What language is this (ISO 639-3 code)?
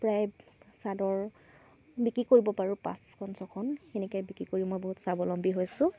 asm